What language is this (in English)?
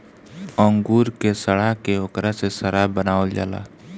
Bhojpuri